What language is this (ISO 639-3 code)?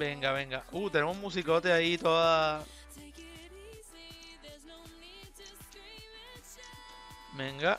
spa